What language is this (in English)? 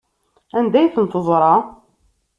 Kabyle